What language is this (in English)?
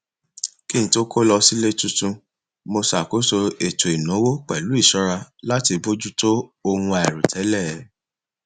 Yoruba